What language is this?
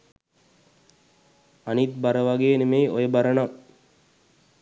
Sinhala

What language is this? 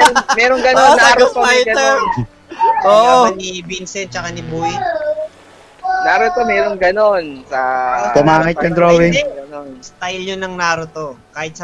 Filipino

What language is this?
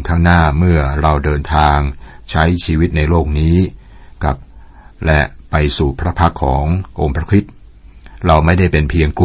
Thai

